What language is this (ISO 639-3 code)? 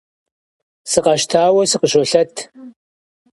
kbd